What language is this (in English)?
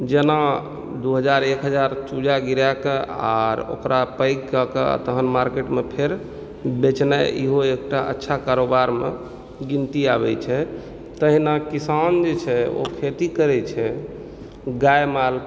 Maithili